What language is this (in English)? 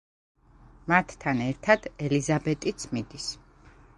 Georgian